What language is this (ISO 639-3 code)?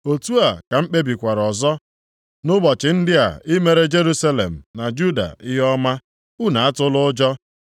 ibo